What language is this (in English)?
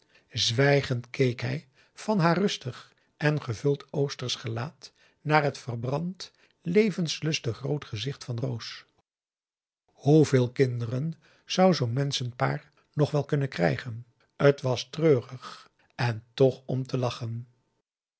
Dutch